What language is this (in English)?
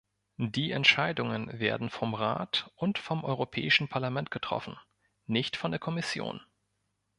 German